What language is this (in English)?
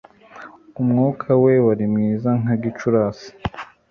Kinyarwanda